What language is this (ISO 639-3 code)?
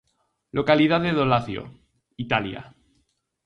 glg